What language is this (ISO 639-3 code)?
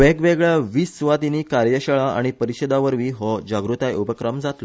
kok